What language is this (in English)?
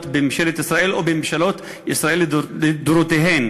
Hebrew